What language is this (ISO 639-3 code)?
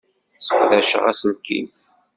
kab